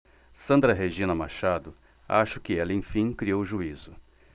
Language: Portuguese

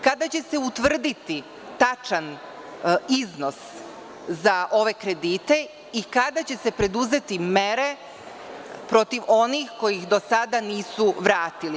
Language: Serbian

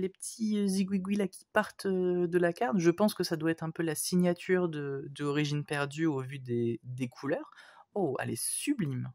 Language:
French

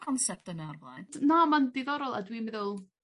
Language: Welsh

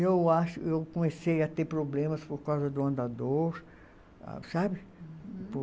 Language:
Portuguese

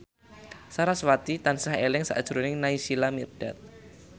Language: Javanese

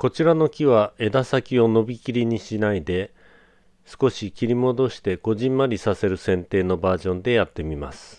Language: Japanese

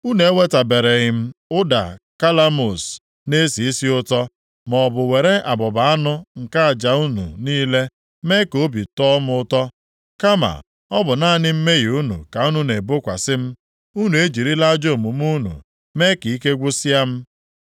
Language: Igbo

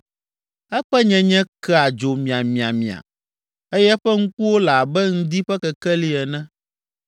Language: Ewe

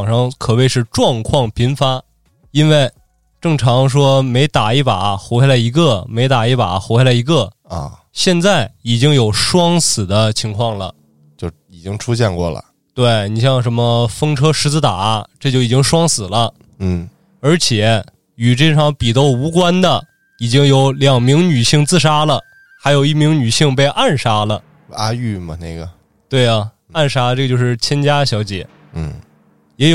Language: Chinese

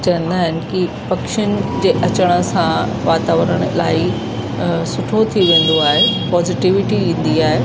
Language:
Sindhi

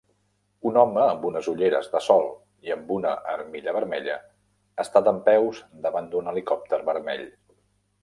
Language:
Catalan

